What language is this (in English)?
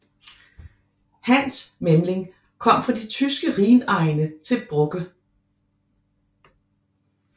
Danish